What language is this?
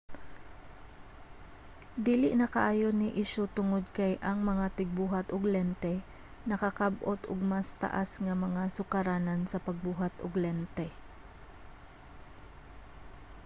Cebuano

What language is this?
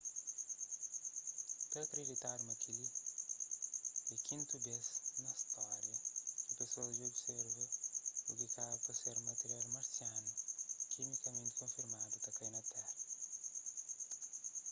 Kabuverdianu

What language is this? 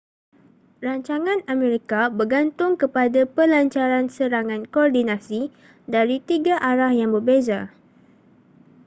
Malay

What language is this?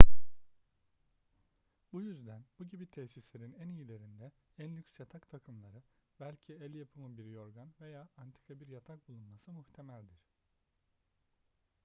Turkish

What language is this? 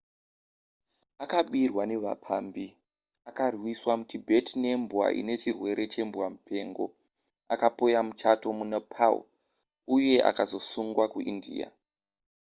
Shona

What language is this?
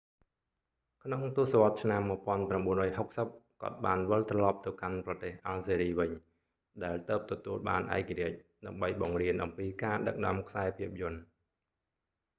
Khmer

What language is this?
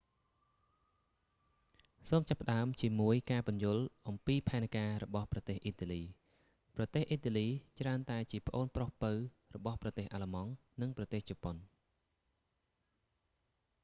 Khmer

